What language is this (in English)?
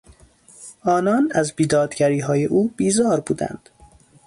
Persian